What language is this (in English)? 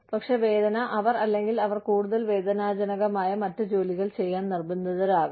Malayalam